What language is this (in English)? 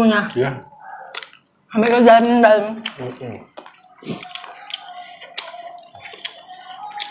Indonesian